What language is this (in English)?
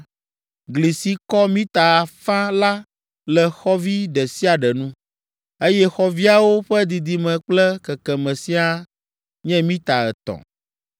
Ewe